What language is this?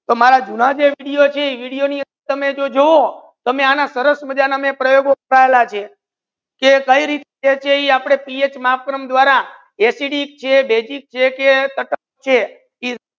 Gujarati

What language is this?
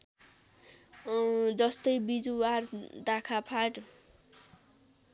Nepali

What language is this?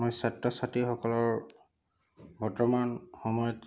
Assamese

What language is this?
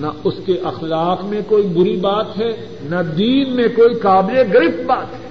Urdu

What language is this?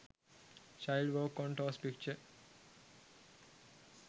Sinhala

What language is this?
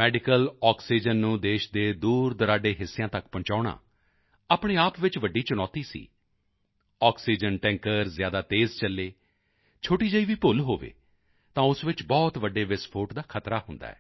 Punjabi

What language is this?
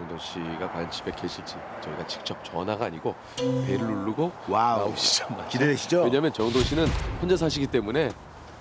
Korean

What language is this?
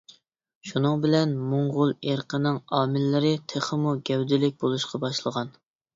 Uyghur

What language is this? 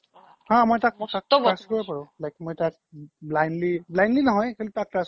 Assamese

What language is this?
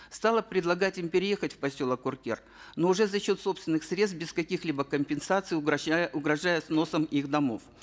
Kazakh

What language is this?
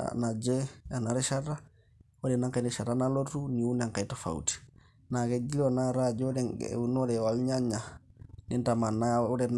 Masai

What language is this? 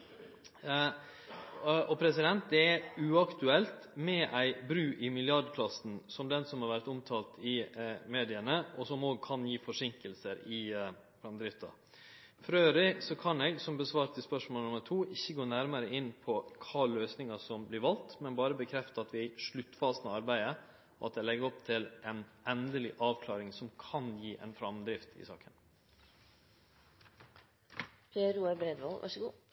Norwegian Nynorsk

